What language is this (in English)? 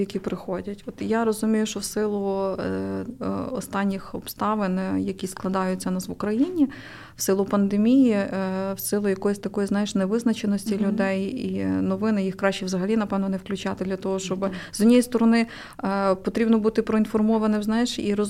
Ukrainian